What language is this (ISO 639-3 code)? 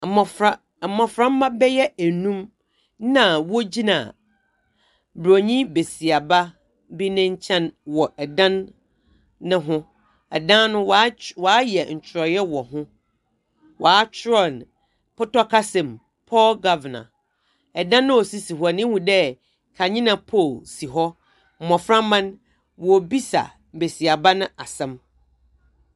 aka